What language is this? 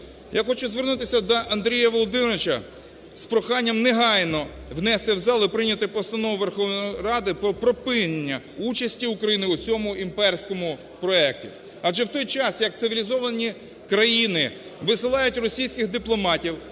Ukrainian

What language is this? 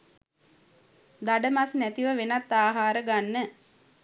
Sinhala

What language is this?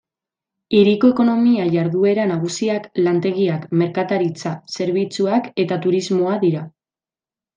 Basque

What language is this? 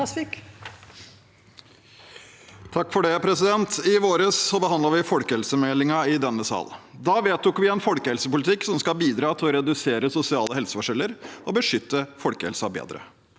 Norwegian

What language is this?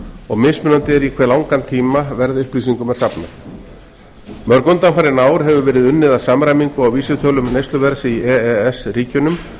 Icelandic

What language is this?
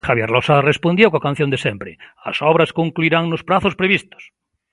Galician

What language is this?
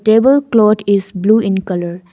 English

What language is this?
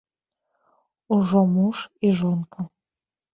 Belarusian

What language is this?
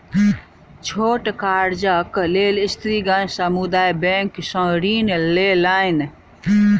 Maithili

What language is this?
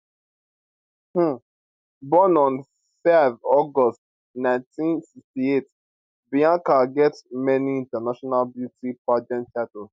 Nigerian Pidgin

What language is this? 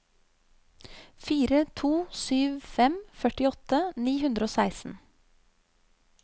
Norwegian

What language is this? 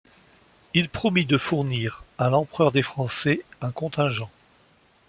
French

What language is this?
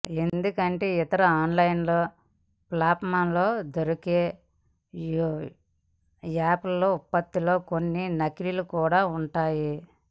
Telugu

